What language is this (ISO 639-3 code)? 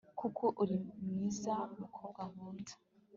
kin